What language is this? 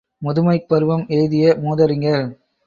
Tamil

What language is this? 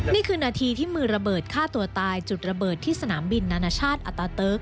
Thai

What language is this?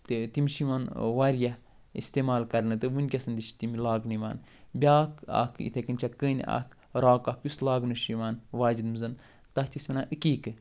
Kashmiri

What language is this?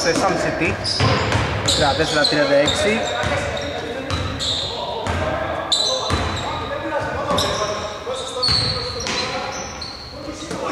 Greek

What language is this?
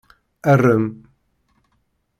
Kabyle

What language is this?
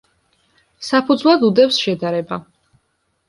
Georgian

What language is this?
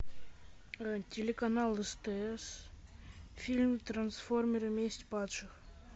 Russian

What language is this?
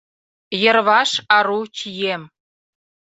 Mari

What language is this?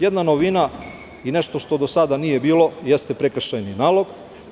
Serbian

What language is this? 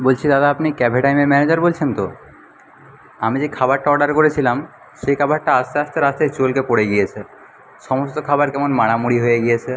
Bangla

